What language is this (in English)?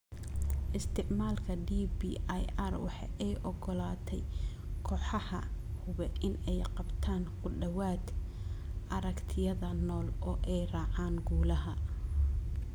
Somali